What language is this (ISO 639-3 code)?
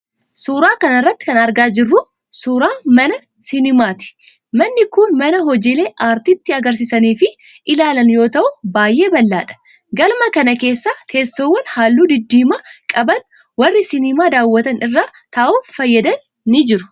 orm